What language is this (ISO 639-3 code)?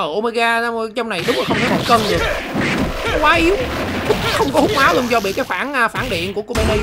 vie